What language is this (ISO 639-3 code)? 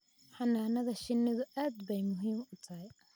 som